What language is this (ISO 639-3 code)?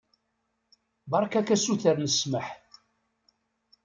kab